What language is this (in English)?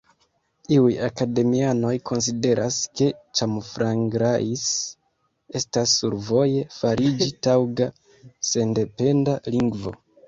Esperanto